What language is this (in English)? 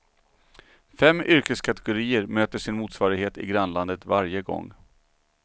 Swedish